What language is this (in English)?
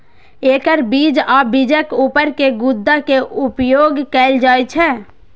Maithili